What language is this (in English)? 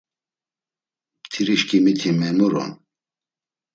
Laz